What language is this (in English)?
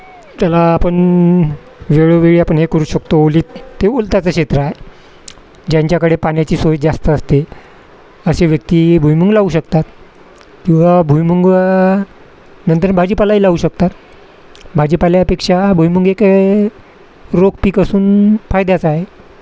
Marathi